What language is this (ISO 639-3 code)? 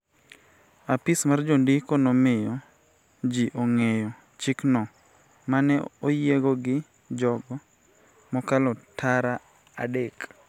luo